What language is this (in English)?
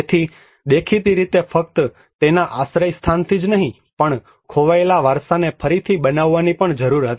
Gujarati